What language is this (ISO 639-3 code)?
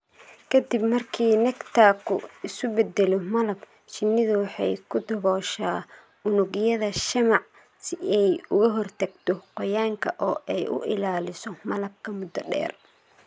som